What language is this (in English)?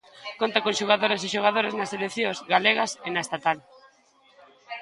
Galician